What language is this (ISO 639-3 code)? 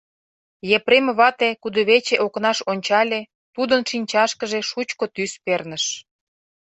chm